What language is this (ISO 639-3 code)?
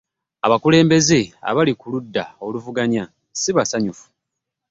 lug